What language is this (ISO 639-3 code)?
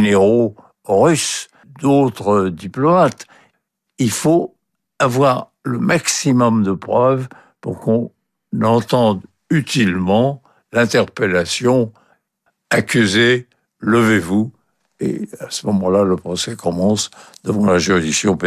fra